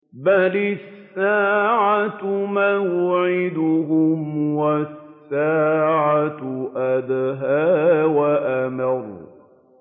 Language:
Arabic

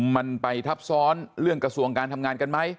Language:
Thai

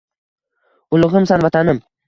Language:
Uzbek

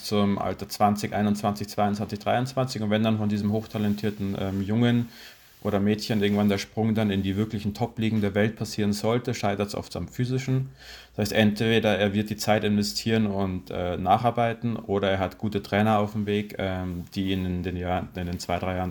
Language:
German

